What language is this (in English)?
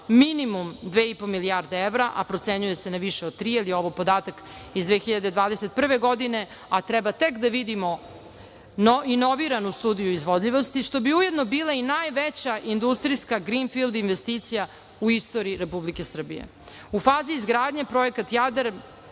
Serbian